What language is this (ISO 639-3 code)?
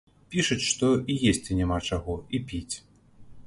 bel